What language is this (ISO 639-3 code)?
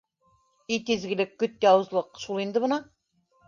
bak